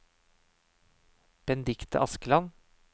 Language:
Norwegian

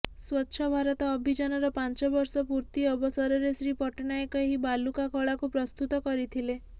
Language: Odia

